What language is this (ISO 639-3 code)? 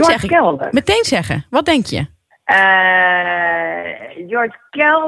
nld